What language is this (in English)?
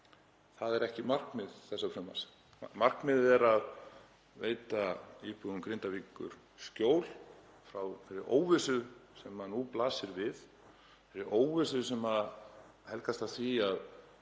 Icelandic